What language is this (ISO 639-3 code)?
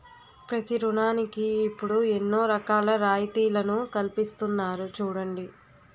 tel